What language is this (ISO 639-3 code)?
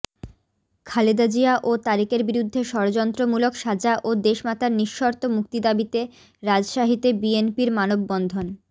ben